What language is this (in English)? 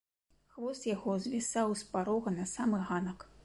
Belarusian